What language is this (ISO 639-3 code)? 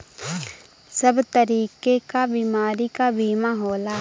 bho